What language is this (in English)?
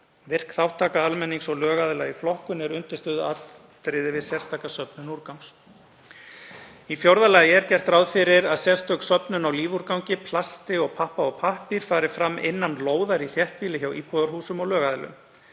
Icelandic